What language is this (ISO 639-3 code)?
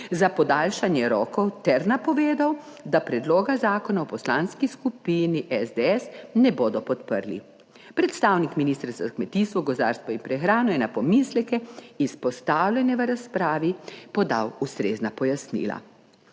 slv